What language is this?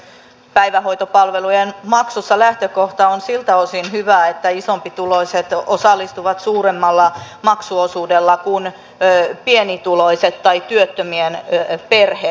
Finnish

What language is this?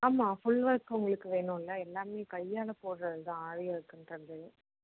Tamil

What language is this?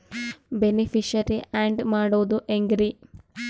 Kannada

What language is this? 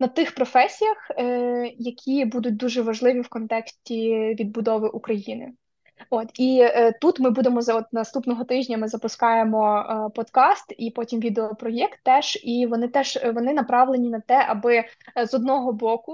Ukrainian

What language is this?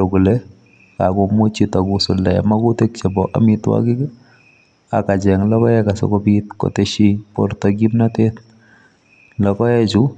Kalenjin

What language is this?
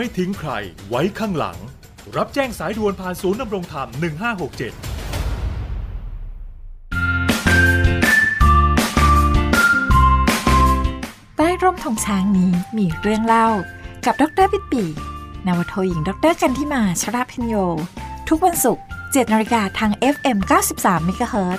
Thai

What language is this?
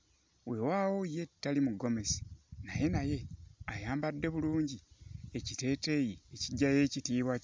Ganda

